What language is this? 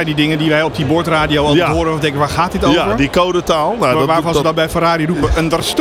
Dutch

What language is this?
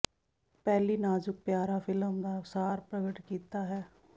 Punjabi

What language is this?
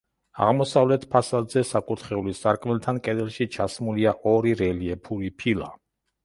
Georgian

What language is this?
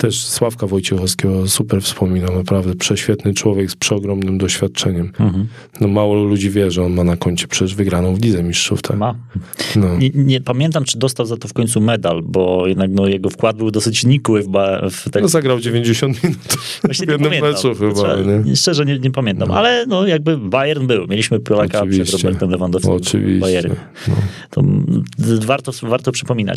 Polish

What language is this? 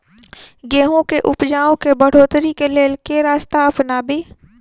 Maithili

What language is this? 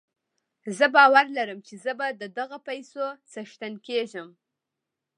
Pashto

